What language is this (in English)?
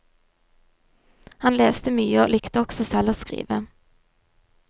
Norwegian